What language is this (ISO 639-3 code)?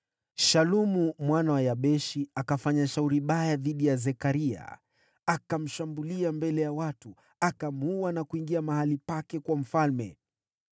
swa